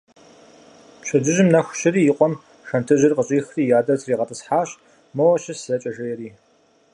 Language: Kabardian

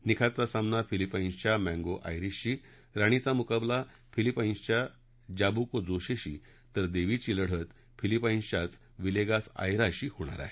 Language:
Marathi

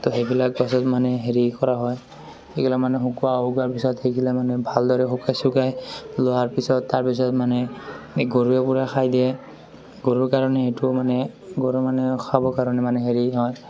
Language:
Assamese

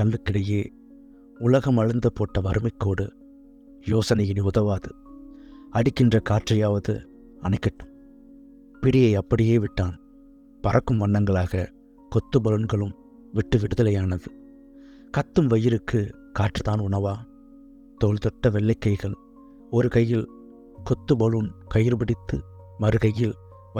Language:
Tamil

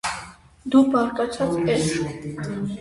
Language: Armenian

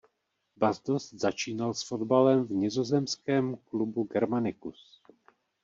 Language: Czech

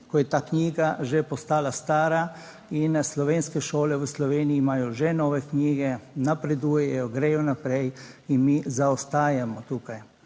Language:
Slovenian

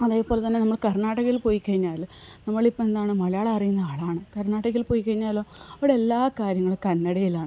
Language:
Malayalam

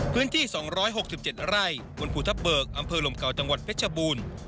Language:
Thai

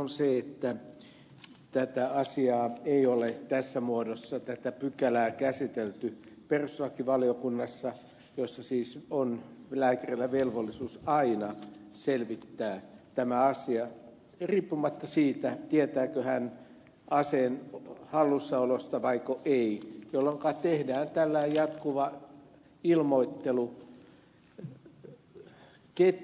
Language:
Finnish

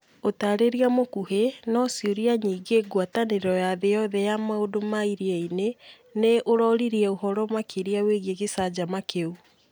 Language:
Kikuyu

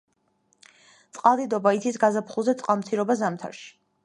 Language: Georgian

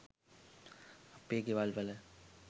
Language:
Sinhala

